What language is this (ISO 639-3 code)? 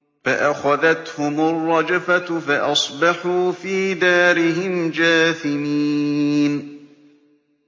ara